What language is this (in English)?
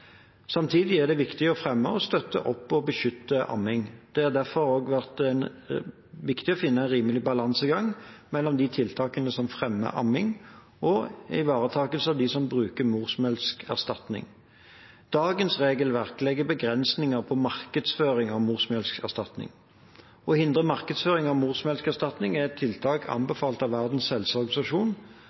Norwegian Bokmål